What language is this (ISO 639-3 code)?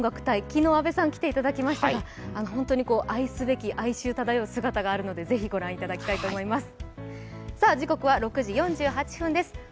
jpn